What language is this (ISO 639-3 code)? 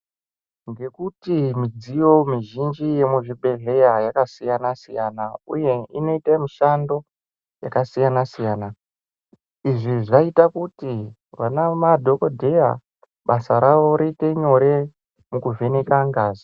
ndc